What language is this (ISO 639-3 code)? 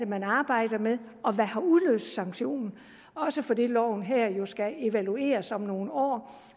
dan